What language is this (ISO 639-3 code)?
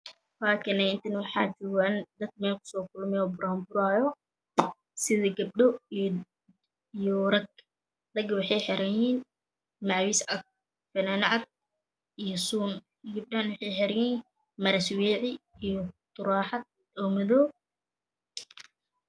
som